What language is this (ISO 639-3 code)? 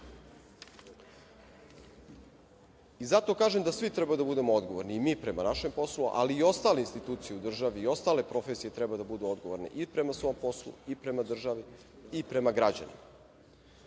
srp